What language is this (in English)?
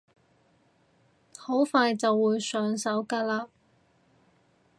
Cantonese